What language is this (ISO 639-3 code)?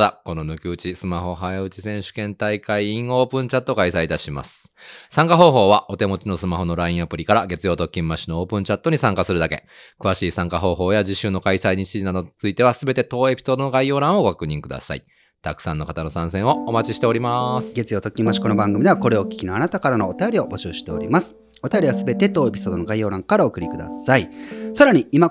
jpn